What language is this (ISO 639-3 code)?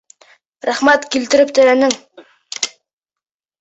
bak